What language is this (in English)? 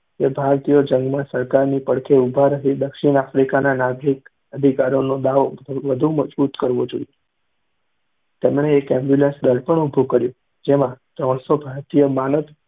Gujarati